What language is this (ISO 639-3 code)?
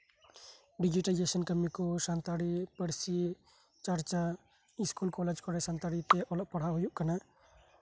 sat